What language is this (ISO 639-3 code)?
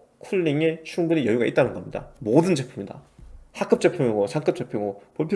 kor